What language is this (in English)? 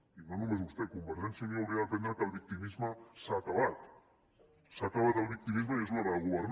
Catalan